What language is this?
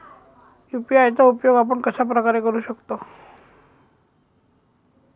Marathi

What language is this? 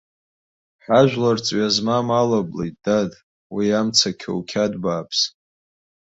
Abkhazian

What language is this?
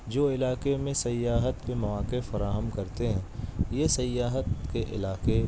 Urdu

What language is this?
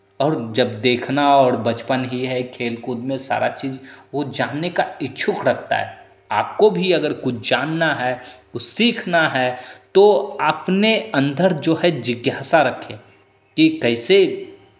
Hindi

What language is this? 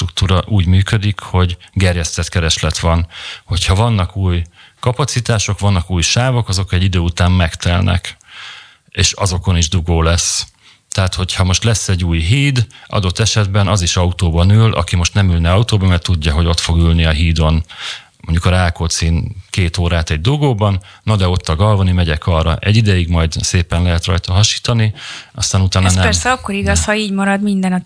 Hungarian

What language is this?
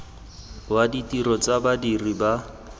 Tswana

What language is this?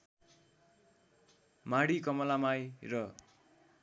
Nepali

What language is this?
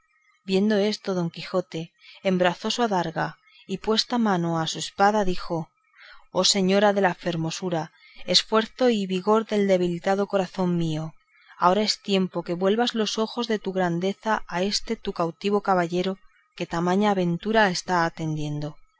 Spanish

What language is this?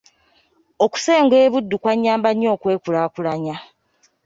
Ganda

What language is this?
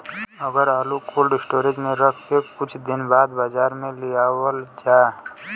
Bhojpuri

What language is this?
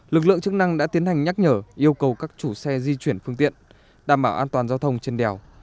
Vietnamese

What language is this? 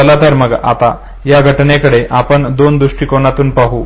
Marathi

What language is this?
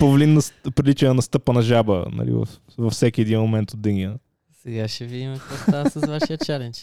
Bulgarian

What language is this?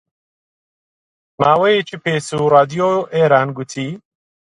Central Kurdish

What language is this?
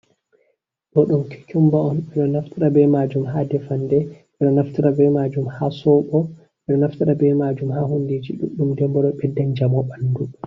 Fula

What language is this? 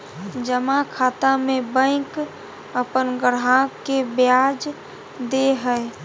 Magahi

